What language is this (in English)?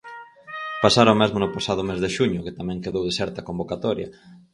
Galician